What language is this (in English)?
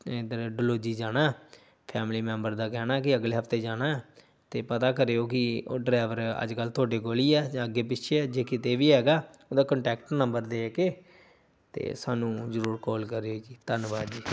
Punjabi